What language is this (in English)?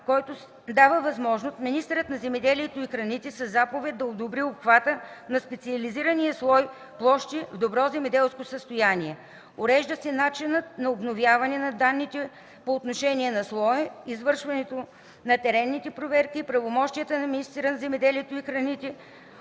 Bulgarian